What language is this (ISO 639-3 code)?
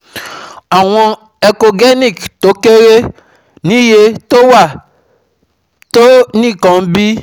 yor